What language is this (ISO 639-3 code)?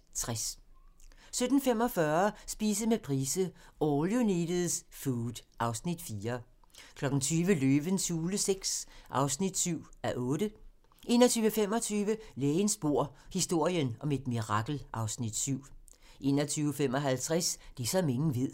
dan